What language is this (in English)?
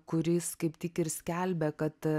Lithuanian